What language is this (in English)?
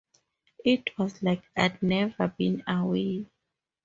English